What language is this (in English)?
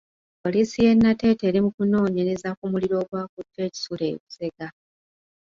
Ganda